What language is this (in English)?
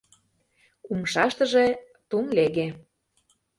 Mari